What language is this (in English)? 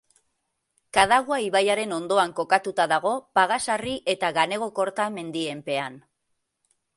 Basque